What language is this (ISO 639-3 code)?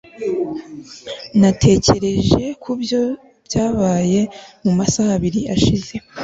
kin